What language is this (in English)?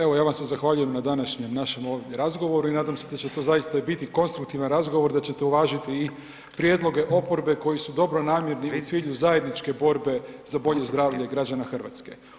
Croatian